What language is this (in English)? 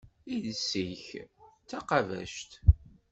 Kabyle